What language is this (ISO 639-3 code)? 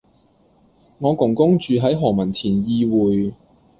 yue